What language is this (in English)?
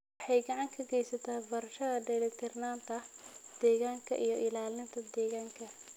Somali